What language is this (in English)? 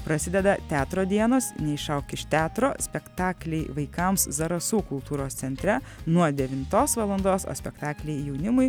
Lithuanian